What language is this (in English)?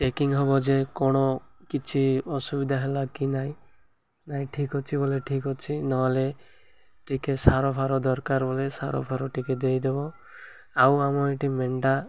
Odia